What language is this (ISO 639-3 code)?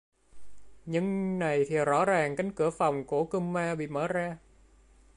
vie